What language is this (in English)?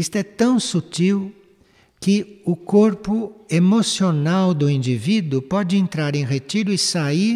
Portuguese